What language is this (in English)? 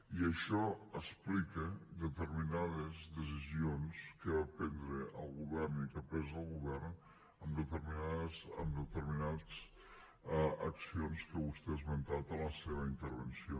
Catalan